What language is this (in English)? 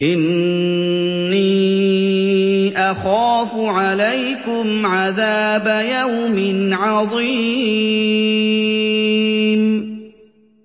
Arabic